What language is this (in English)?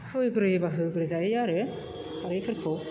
Bodo